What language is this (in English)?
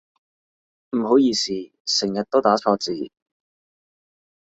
Cantonese